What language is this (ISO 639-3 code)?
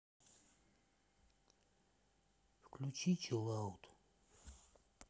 rus